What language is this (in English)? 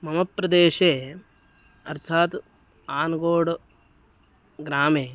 Sanskrit